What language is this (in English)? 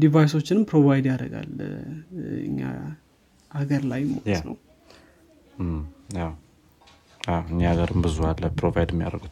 Amharic